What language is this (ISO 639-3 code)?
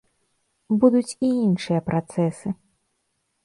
bel